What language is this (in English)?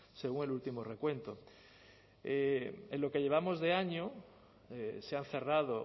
Spanish